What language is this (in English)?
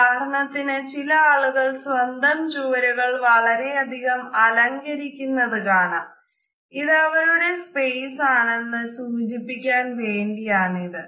Malayalam